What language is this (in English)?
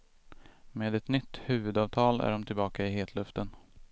Swedish